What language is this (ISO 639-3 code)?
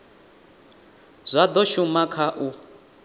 ven